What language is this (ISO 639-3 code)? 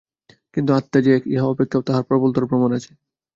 ben